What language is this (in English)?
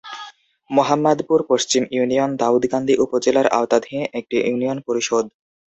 Bangla